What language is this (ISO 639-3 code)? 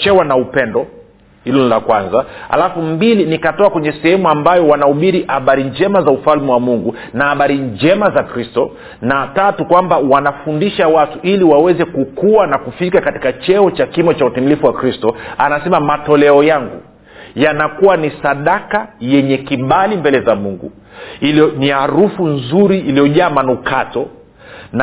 swa